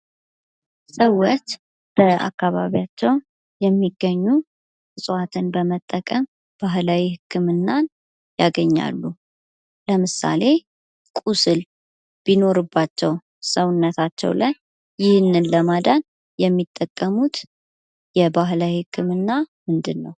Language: Amharic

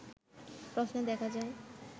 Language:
Bangla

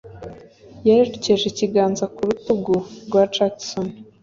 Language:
Kinyarwanda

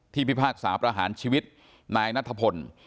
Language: Thai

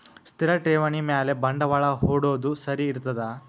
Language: Kannada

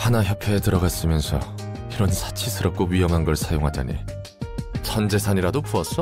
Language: Korean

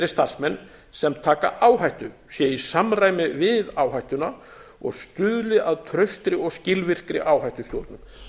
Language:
Icelandic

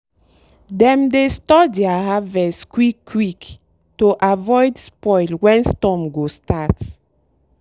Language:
Nigerian Pidgin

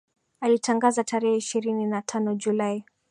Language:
Swahili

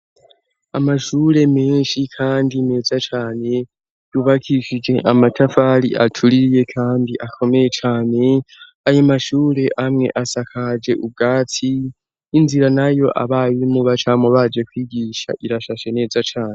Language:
Rundi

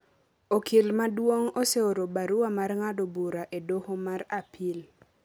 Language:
Luo (Kenya and Tanzania)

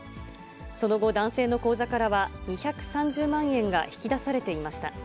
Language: Japanese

